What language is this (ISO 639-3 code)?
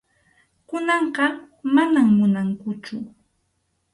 qxu